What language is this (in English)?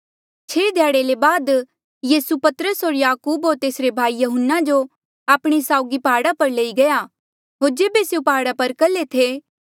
Mandeali